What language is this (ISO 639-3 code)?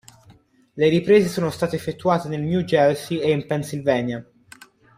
ita